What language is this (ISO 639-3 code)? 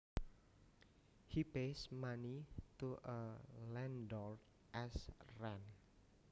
jav